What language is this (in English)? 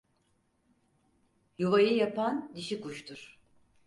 Turkish